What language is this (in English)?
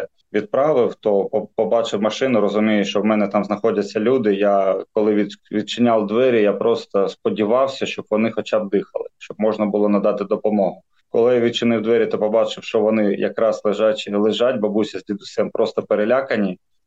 Ukrainian